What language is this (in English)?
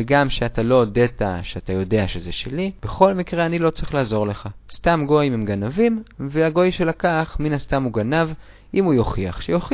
Hebrew